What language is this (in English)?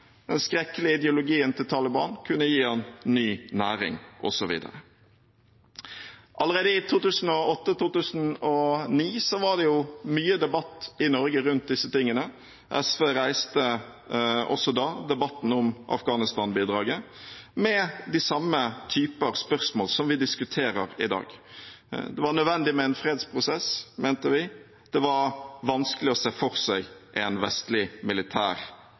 Norwegian Bokmål